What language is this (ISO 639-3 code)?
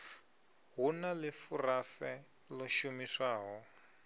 ven